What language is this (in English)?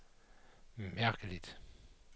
Danish